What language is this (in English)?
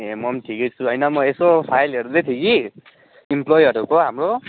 Nepali